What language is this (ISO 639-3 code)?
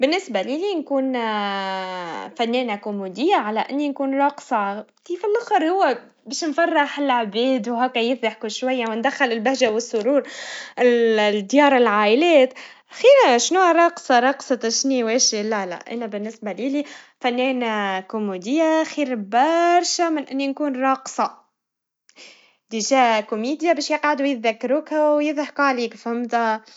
aeb